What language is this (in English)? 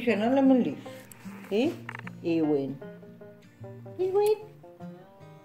Dutch